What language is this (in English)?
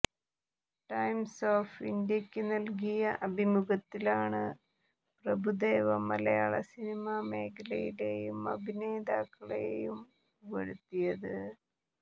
Malayalam